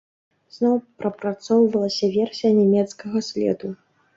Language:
Belarusian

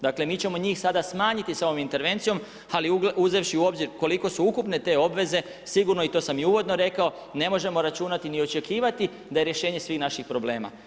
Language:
Croatian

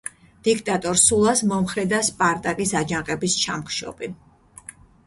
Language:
Georgian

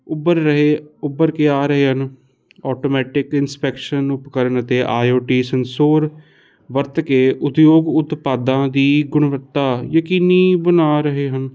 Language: Punjabi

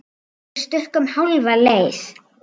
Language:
Icelandic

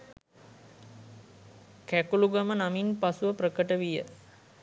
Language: Sinhala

